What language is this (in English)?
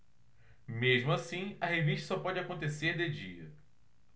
Portuguese